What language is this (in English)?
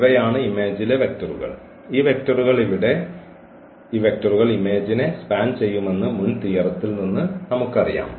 Malayalam